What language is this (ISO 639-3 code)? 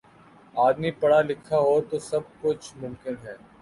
urd